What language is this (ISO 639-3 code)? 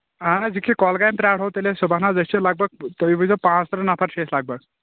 kas